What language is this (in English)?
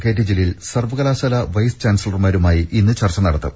Malayalam